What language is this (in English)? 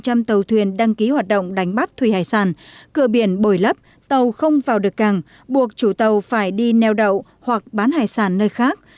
Vietnamese